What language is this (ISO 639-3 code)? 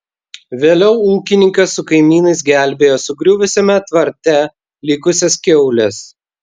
lit